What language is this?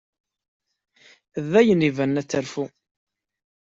Kabyle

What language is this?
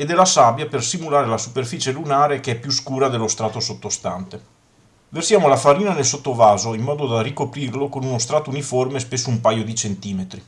Italian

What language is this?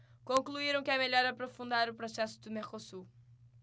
Portuguese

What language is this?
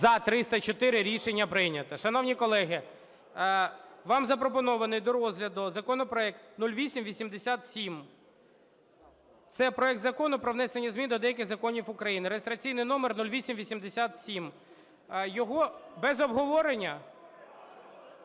Ukrainian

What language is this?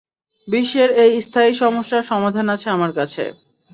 Bangla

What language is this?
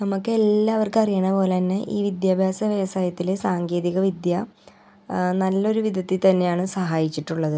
Malayalam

